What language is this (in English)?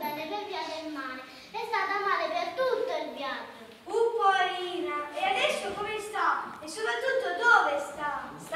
Italian